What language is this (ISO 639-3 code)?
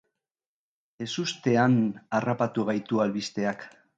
eus